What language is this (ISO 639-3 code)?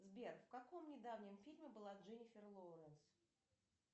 rus